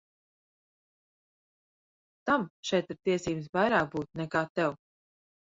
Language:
Latvian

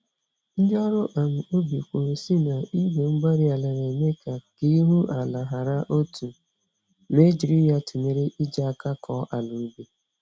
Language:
Igbo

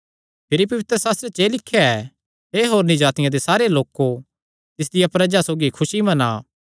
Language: Kangri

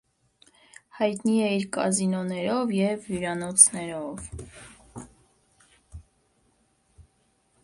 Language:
Armenian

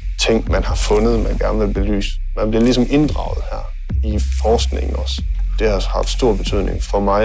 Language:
Danish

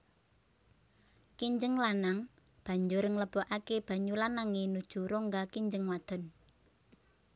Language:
Javanese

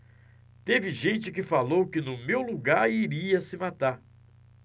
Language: Portuguese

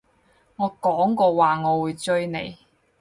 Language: Cantonese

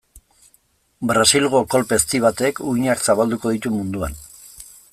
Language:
Basque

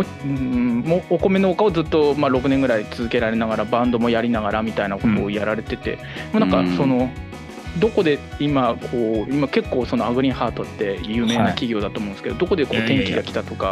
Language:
Japanese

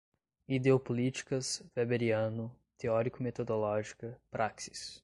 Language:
Portuguese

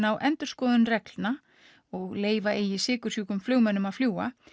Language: Icelandic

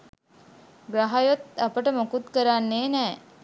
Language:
Sinhala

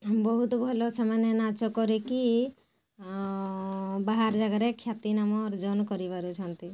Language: Odia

